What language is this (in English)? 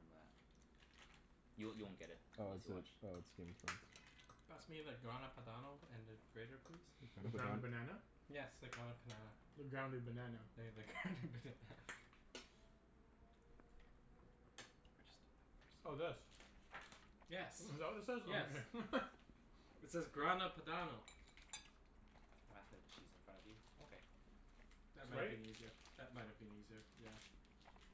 English